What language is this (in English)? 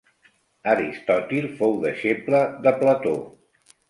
Catalan